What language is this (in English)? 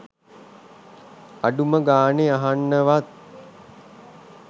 Sinhala